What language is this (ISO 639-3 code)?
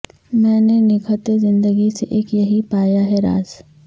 urd